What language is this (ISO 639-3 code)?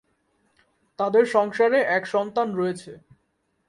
ben